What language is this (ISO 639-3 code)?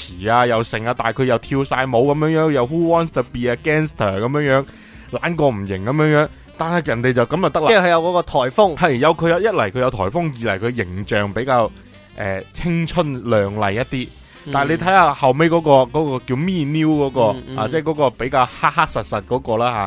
zho